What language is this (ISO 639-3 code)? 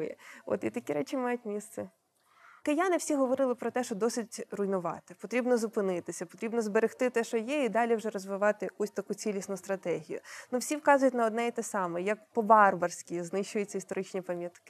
ukr